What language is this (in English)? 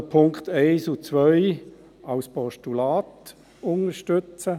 Swiss German